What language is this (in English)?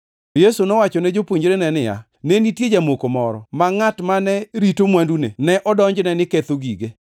Luo (Kenya and Tanzania)